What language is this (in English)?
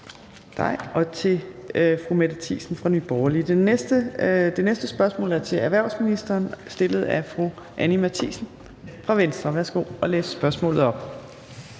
Danish